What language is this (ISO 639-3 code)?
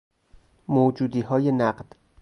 fas